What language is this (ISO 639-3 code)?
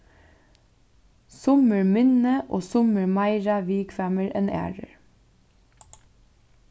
fao